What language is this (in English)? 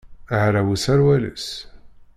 Kabyle